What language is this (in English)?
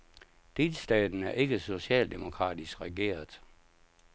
Danish